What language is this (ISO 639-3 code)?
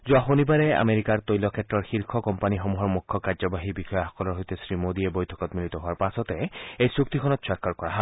asm